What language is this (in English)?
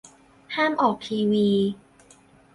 Thai